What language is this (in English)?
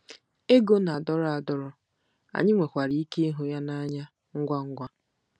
Igbo